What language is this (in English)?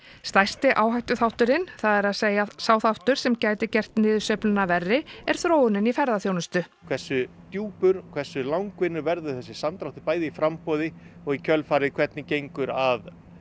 Icelandic